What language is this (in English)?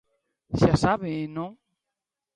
Galician